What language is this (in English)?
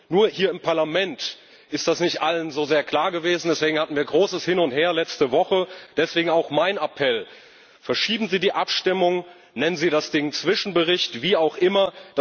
German